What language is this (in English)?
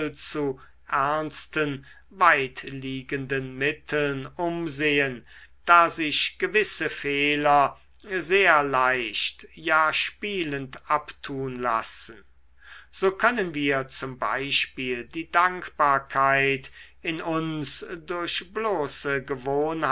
German